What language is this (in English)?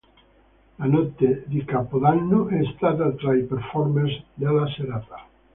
Italian